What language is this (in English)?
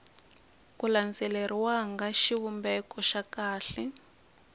Tsonga